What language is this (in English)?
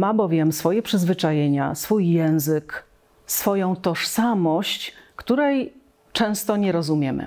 Polish